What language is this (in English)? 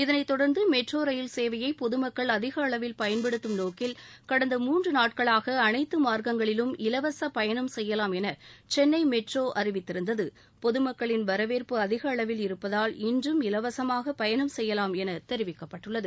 Tamil